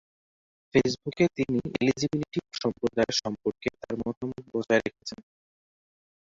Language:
Bangla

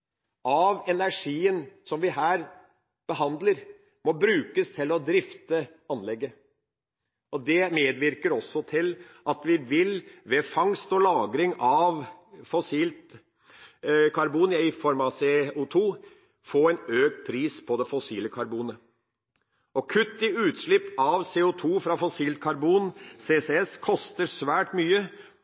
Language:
Norwegian Bokmål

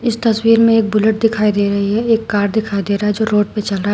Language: Hindi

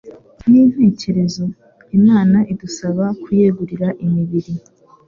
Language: Kinyarwanda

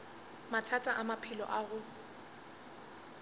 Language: Northern Sotho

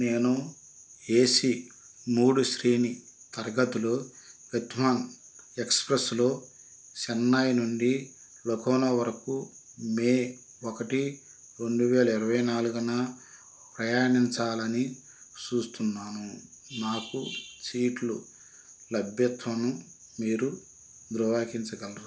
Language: Telugu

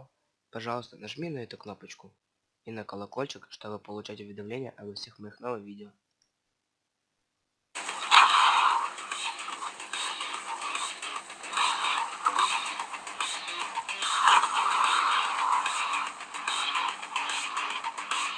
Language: Russian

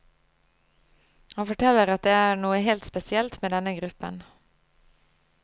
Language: Norwegian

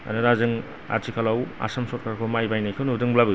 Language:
Bodo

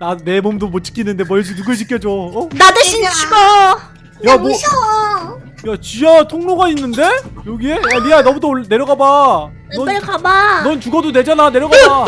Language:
Korean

